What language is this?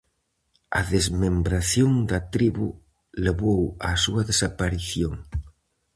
Galician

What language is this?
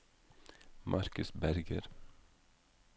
Norwegian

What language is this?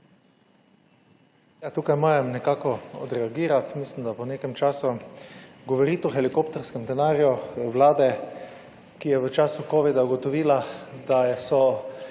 Slovenian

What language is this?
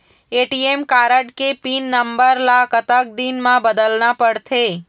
Chhattisgarhi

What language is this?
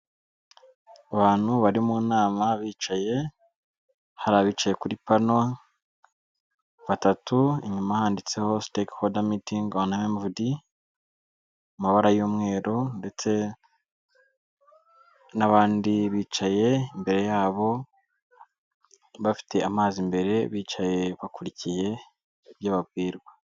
Kinyarwanda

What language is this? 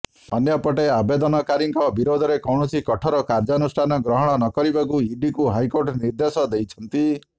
Odia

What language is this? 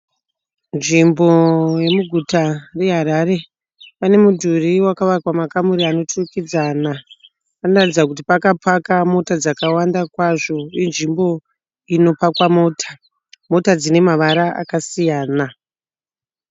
Shona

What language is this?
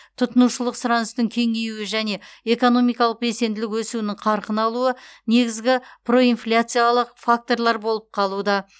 Kazakh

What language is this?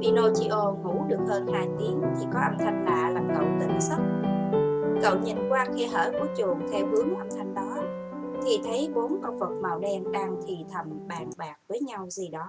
Vietnamese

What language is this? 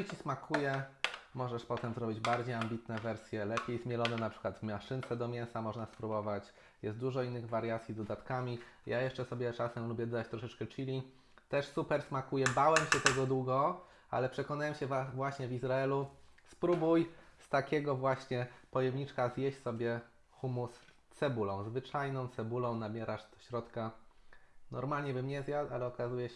Polish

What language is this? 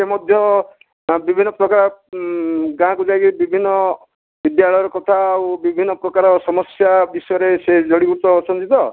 Odia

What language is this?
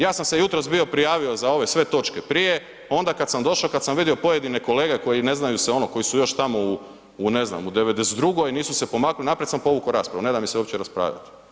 Croatian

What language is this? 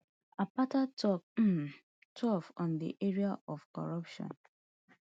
Nigerian Pidgin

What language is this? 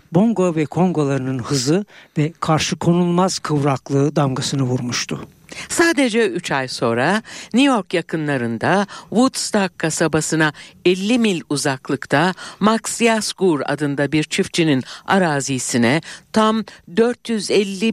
Turkish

